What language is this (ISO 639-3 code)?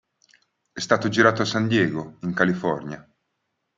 ita